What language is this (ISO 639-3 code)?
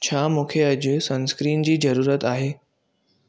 snd